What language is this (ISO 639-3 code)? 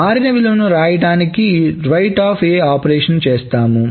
tel